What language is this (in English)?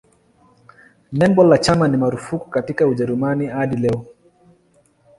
Swahili